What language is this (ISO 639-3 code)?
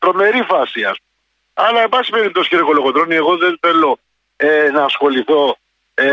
ell